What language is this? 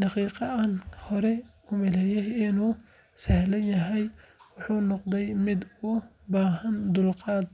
Somali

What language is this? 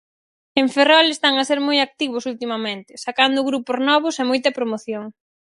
Galician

